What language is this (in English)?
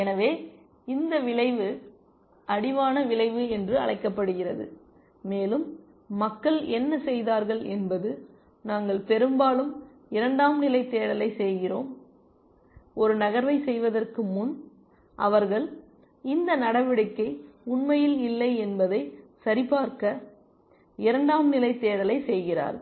Tamil